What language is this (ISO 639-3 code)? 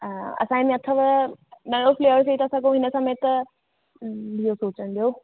snd